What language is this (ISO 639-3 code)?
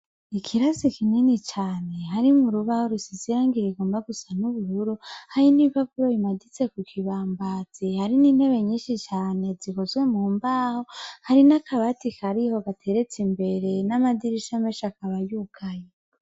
run